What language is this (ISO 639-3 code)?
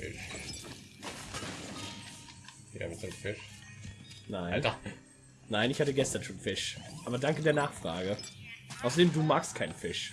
deu